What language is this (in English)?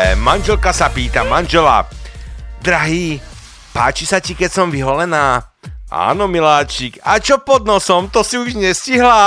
Slovak